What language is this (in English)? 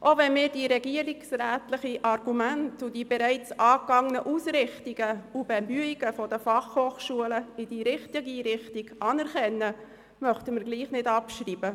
Swiss German